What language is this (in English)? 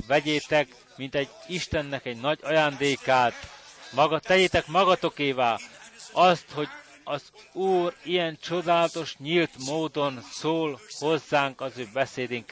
Hungarian